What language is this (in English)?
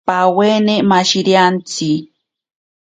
Ashéninka Perené